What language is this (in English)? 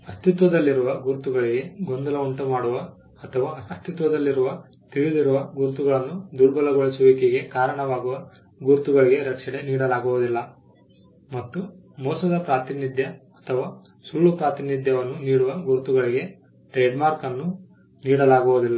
Kannada